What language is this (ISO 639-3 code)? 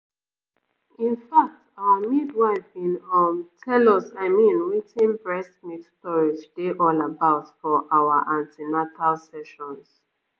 pcm